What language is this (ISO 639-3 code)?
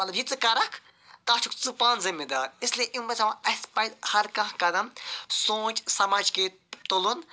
kas